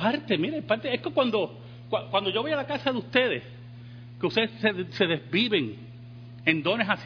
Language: Spanish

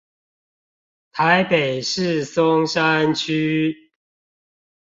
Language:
Chinese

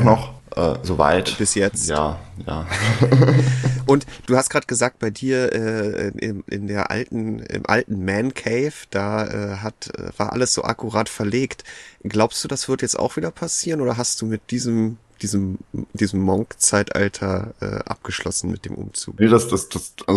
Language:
German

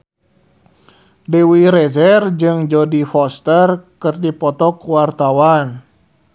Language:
Sundanese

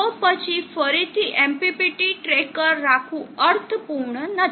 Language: Gujarati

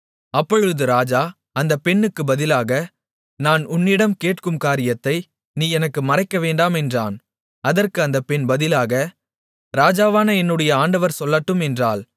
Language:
Tamil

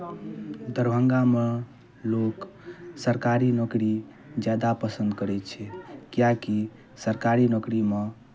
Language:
Maithili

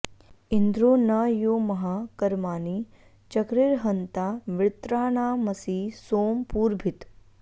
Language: Sanskrit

